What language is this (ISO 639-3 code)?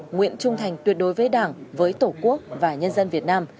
vie